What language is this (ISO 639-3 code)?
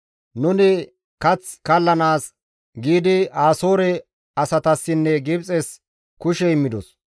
gmv